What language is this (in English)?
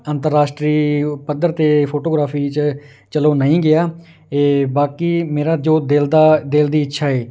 Punjabi